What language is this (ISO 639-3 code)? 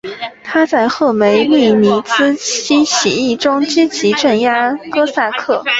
zho